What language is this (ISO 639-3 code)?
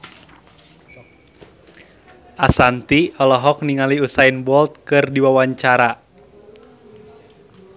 sun